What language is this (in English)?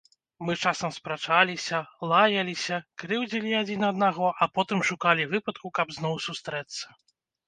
Belarusian